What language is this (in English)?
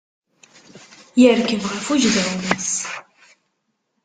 Kabyle